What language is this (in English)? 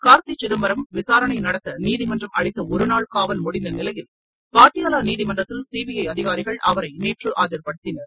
Tamil